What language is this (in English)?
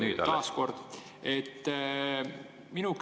Estonian